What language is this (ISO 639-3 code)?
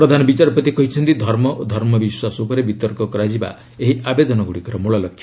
ori